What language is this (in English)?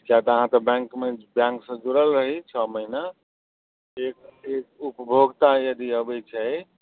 Maithili